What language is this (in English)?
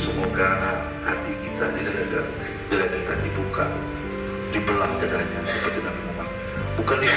Indonesian